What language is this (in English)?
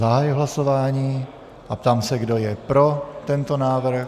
Czech